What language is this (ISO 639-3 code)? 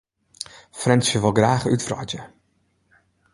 fry